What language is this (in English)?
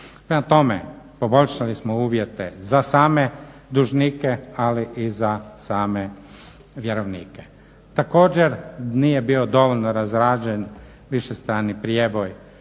Croatian